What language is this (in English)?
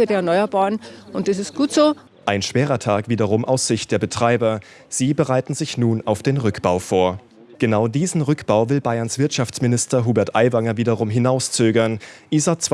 German